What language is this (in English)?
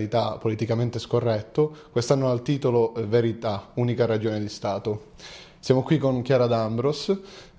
Italian